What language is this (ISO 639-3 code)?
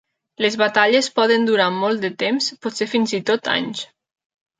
cat